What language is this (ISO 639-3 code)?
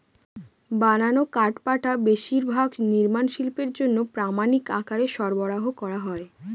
ben